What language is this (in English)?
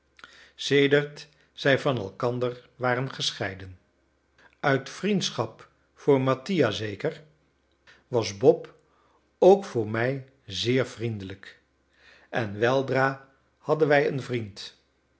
Dutch